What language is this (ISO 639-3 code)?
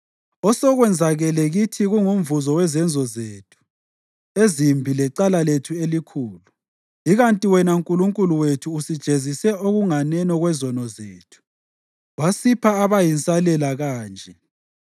nde